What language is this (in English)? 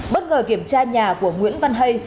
Vietnamese